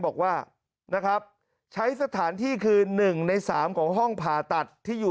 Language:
Thai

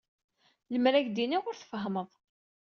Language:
Kabyle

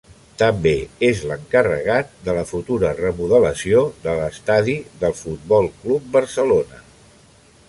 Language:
Catalan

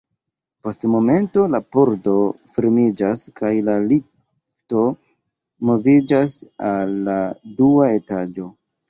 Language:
Esperanto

